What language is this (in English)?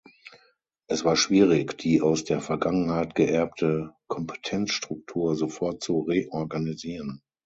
German